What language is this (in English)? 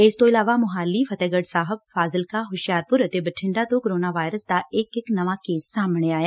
Punjabi